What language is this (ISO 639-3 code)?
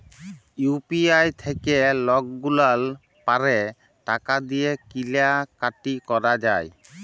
ben